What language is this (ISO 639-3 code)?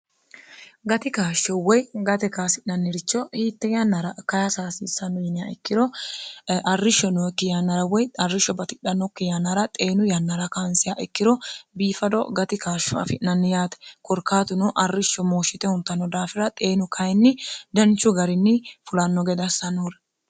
sid